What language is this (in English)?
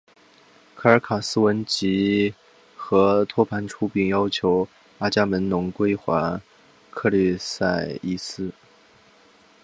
Chinese